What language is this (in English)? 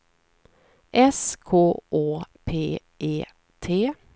Swedish